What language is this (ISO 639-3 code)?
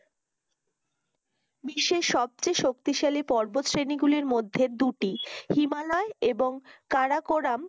ben